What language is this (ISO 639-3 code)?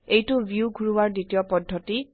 asm